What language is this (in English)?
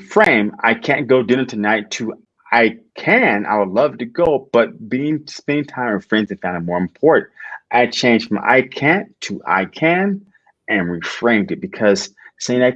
English